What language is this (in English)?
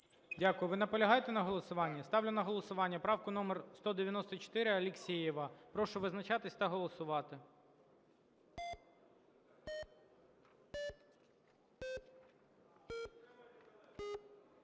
Ukrainian